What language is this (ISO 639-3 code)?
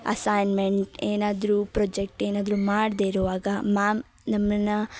kan